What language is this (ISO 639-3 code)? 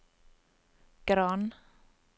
nor